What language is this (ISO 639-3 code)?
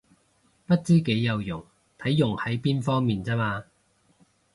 yue